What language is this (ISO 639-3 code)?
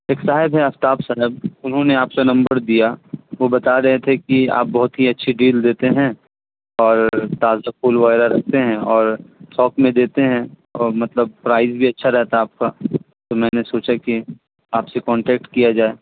urd